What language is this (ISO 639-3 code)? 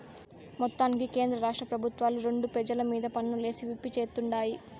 tel